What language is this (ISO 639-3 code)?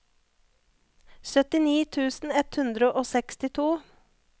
nor